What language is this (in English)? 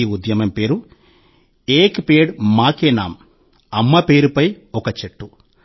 Telugu